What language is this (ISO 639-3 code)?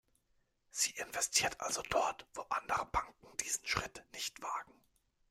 deu